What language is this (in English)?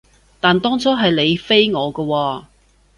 Cantonese